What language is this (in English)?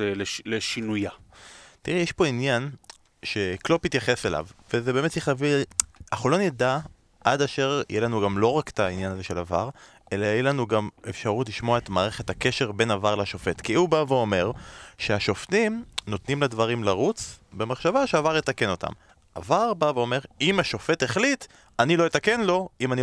Hebrew